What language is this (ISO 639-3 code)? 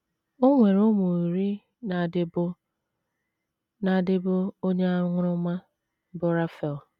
ibo